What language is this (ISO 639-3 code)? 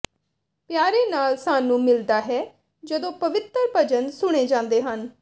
pan